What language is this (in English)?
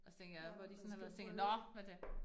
Danish